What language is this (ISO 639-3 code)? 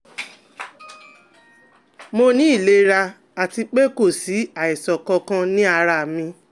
yor